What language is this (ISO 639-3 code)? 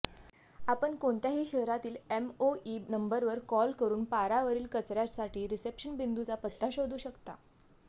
mar